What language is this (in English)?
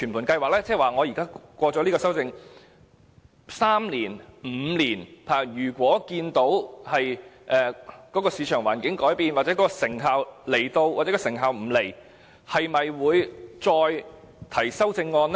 Cantonese